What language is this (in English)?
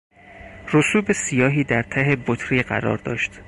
Persian